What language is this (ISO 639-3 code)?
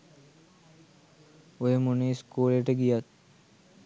sin